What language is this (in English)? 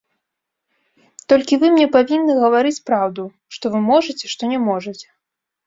Belarusian